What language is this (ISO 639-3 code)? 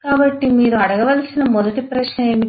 tel